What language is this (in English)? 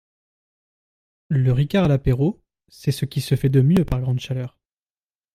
French